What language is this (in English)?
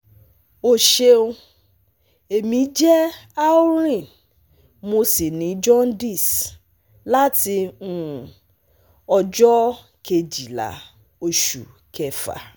Yoruba